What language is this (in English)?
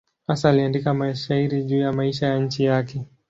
Swahili